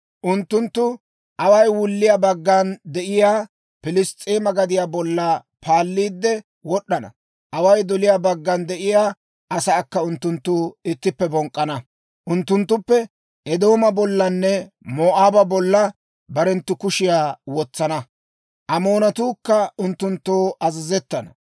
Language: Dawro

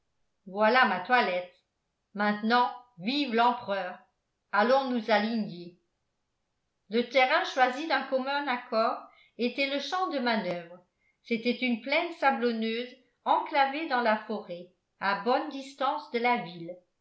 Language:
French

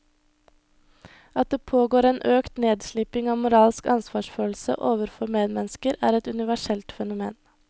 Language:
Norwegian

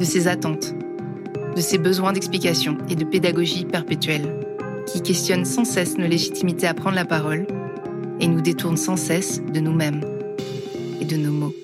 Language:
French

